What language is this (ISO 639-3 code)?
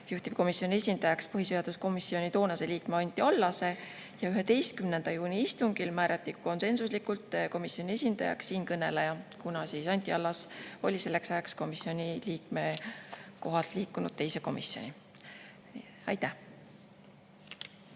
est